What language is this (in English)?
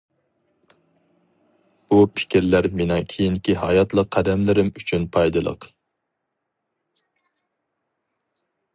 Uyghur